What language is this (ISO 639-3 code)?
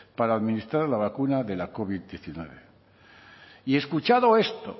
spa